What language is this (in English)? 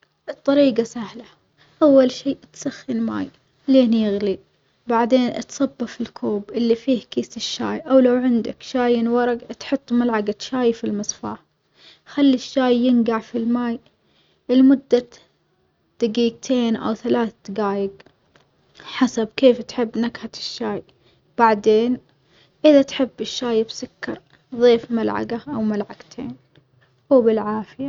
Omani Arabic